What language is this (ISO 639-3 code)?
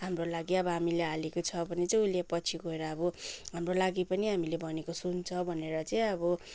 nep